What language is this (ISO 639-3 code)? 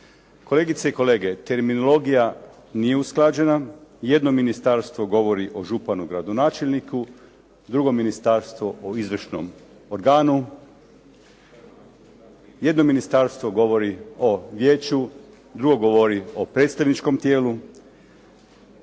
hrv